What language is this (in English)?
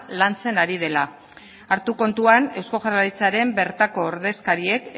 Basque